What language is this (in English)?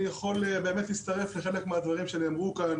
Hebrew